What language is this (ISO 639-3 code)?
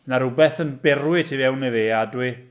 cym